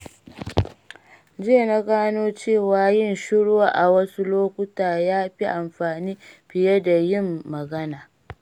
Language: Hausa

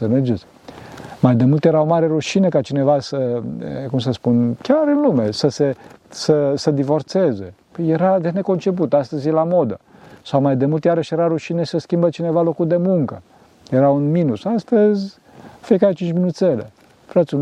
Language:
Romanian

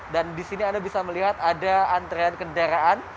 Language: Indonesian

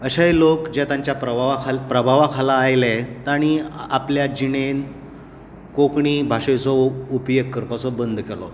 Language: Konkani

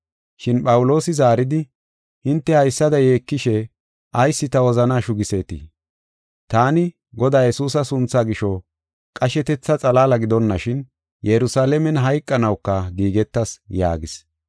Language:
Gofa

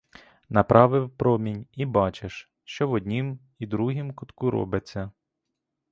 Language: Ukrainian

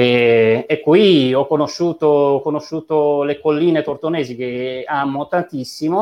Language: Italian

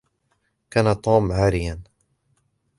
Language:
Arabic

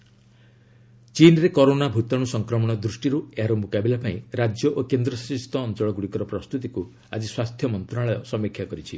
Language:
Odia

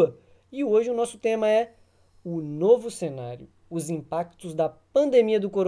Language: Portuguese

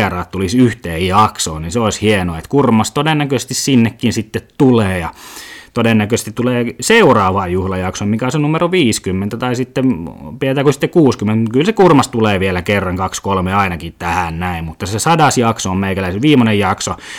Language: Finnish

